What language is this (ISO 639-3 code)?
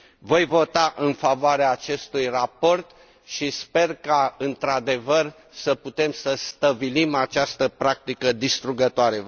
ron